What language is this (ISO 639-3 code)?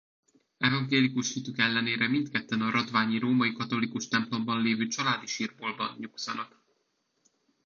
hun